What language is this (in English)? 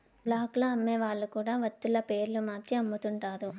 Telugu